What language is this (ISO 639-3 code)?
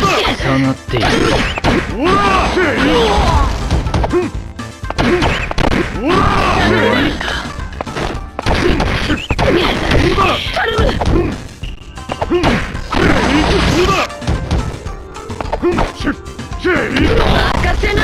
jpn